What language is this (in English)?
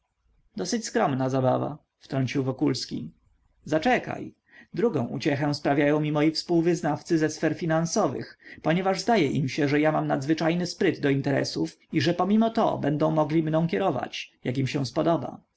Polish